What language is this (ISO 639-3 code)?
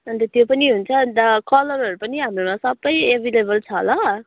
nep